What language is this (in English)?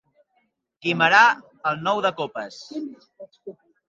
Catalan